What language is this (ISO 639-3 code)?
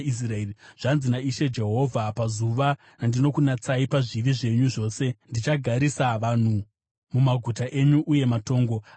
sna